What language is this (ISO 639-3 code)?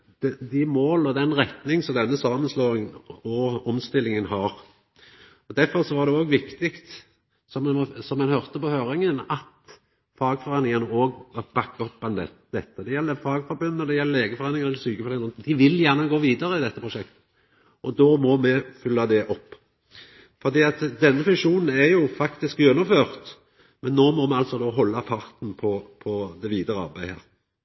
nno